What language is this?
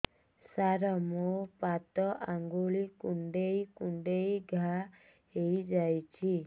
Odia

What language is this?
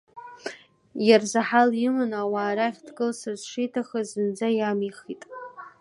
Abkhazian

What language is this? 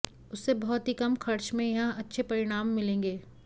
Sanskrit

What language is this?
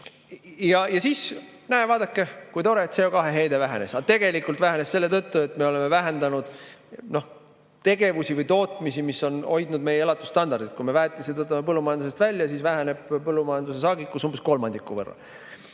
Estonian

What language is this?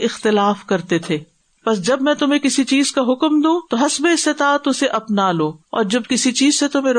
Urdu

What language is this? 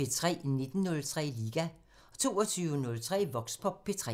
Danish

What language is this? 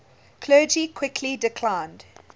English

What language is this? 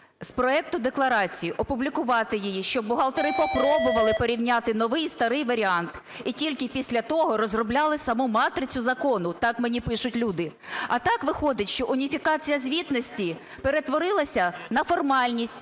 Ukrainian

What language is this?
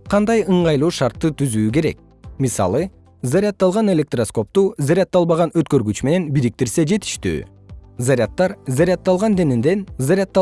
Kyrgyz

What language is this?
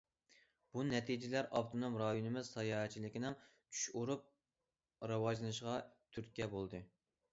Uyghur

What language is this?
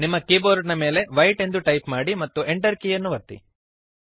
Kannada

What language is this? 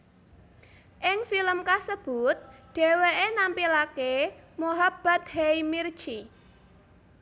Javanese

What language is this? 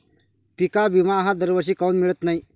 Marathi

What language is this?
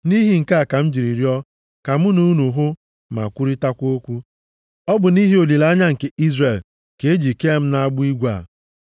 Igbo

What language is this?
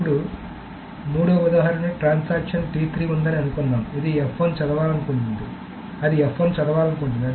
Telugu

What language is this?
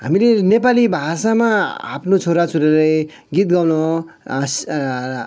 Nepali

